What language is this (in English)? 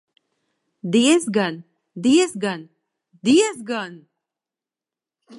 Latvian